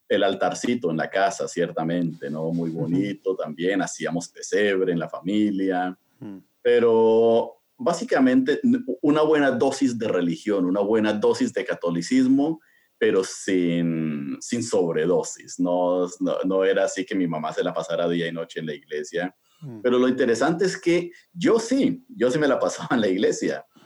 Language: Spanish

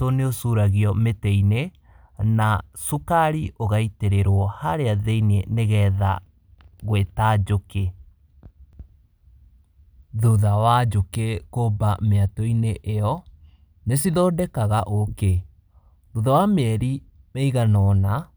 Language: Kikuyu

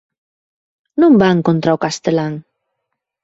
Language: Galician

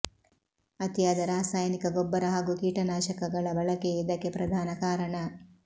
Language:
Kannada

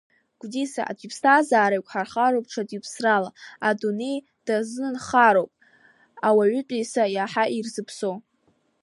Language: Abkhazian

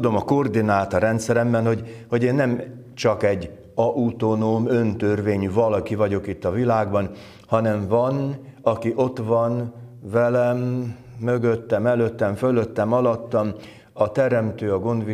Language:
Hungarian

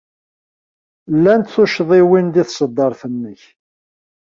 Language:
Kabyle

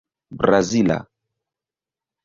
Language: Esperanto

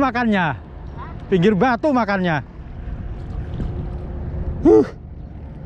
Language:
Indonesian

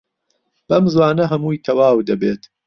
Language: Central Kurdish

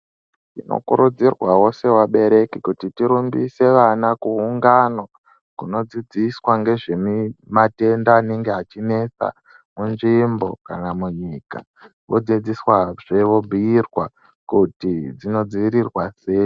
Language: Ndau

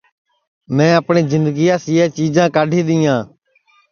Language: Sansi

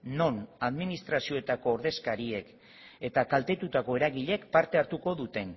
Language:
Basque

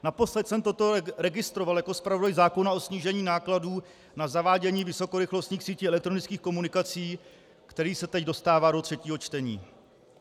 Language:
Czech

